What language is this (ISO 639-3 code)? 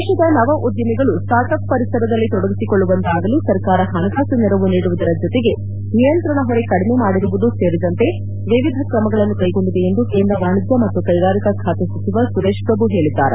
kan